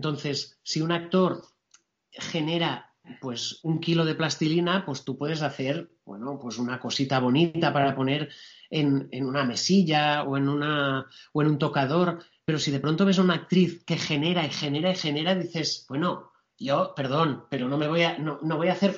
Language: Spanish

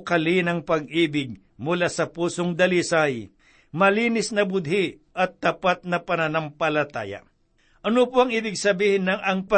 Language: Filipino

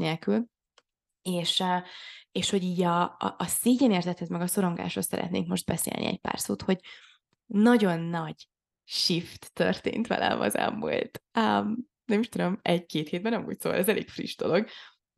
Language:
Hungarian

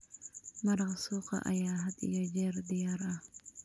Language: Somali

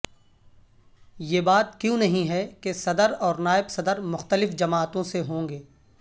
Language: Urdu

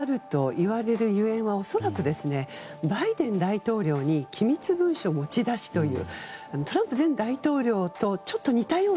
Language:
Japanese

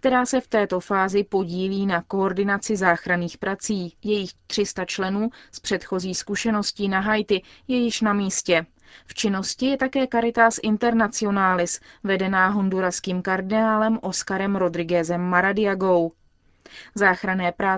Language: Czech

